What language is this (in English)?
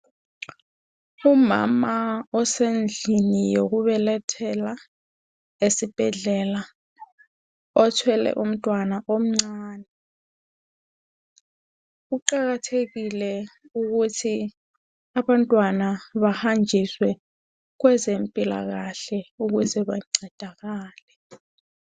North Ndebele